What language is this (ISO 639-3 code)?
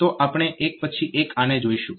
guj